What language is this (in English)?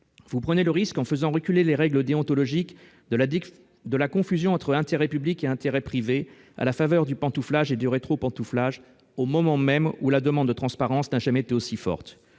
French